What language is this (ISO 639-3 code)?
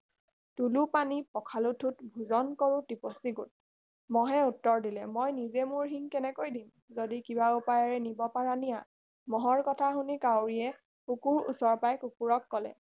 asm